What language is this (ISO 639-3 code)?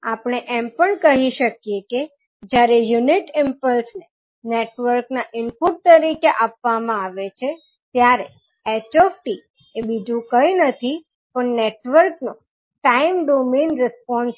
guj